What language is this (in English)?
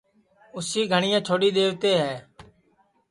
Sansi